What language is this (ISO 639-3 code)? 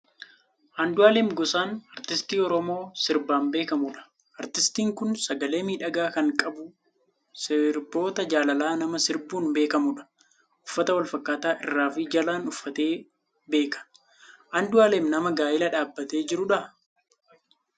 orm